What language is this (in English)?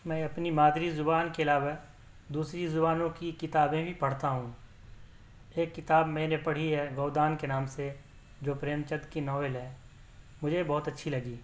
Urdu